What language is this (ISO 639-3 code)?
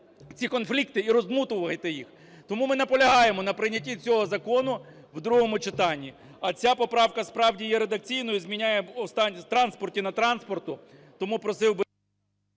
ukr